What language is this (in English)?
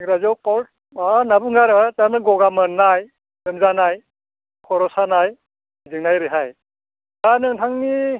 Bodo